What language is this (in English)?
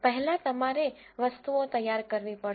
Gujarati